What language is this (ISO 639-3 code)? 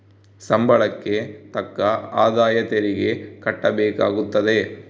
kan